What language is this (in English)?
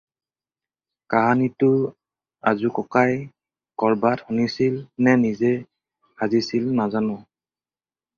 Assamese